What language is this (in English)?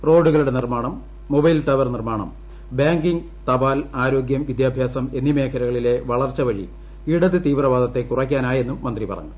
Malayalam